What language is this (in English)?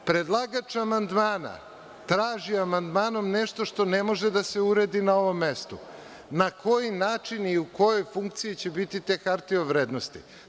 Serbian